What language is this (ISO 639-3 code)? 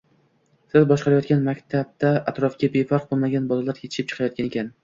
uzb